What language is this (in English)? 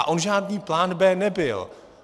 Czech